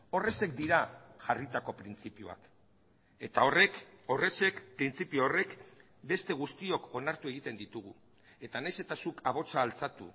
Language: Basque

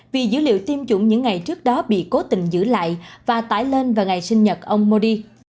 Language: Vietnamese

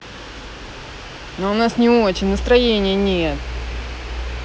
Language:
Russian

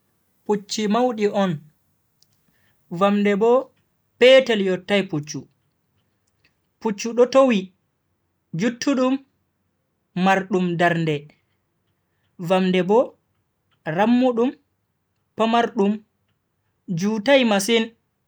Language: Bagirmi Fulfulde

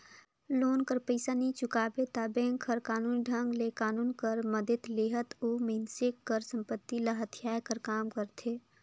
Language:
Chhattisgarhi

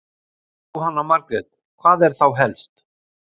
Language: Icelandic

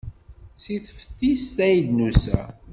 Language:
Kabyle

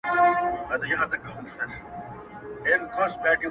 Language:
Pashto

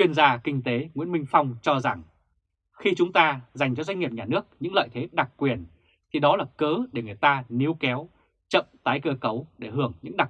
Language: Vietnamese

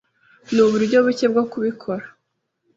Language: Kinyarwanda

